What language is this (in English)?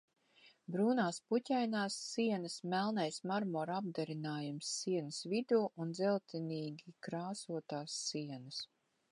Latvian